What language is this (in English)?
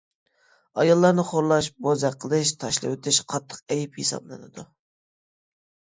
Uyghur